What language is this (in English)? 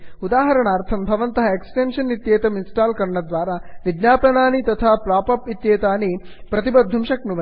Sanskrit